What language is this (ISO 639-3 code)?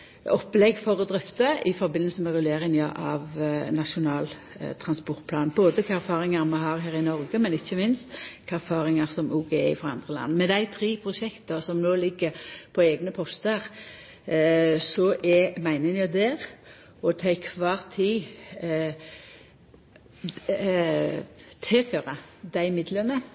nno